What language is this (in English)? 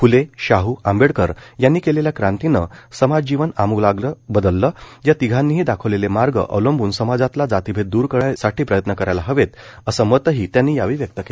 Marathi